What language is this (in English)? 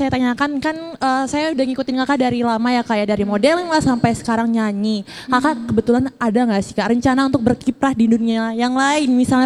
Indonesian